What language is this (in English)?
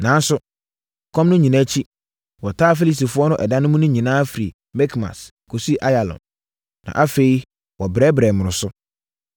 Akan